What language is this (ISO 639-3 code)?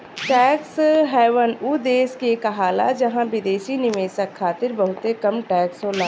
bho